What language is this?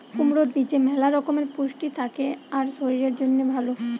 Bangla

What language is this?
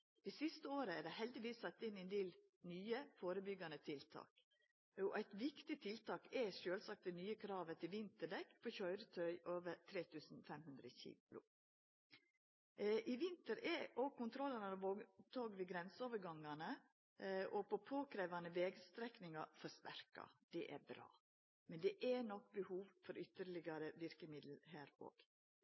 Norwegian Nynorsk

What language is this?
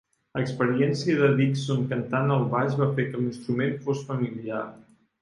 Catalan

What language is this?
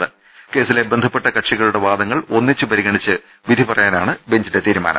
Malayalam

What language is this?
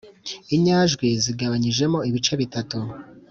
Kinyarwanda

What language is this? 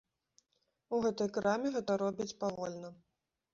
Belarusian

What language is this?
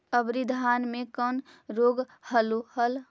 Magahi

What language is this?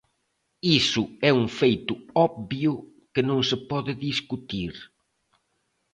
Galician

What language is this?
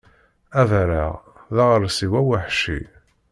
Kabyle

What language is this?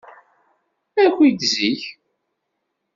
Kabyle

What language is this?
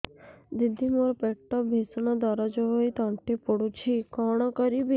Odia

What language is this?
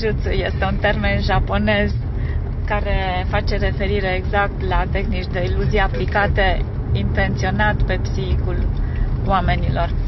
Romanian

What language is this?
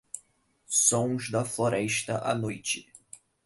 Portuguese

